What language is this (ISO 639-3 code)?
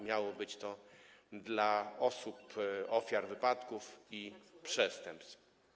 pol